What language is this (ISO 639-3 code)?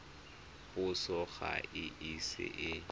tsn